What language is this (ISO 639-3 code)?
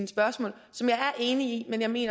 dan